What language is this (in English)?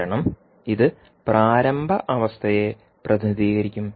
Malayalam